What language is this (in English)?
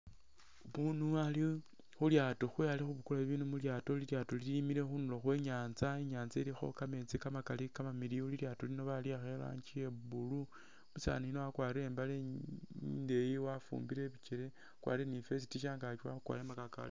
Masaaba